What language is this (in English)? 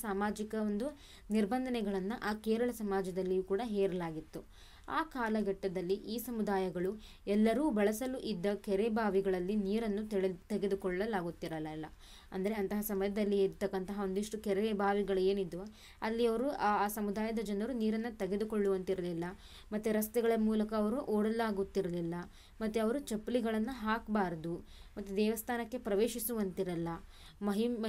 Kannada